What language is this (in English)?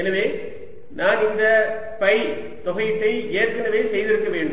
Tamil